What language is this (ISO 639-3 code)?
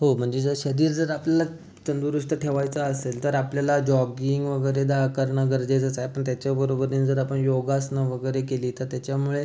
mar